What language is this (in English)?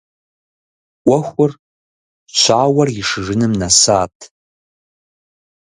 Kabardian